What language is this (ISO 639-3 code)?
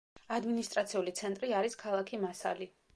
kat